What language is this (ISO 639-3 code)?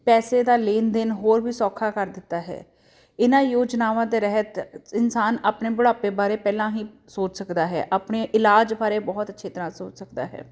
pan